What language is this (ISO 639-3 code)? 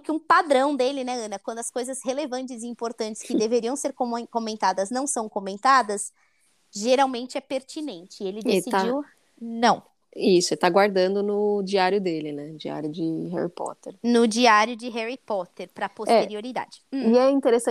por